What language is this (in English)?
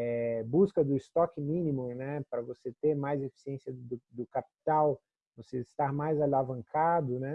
Portuguese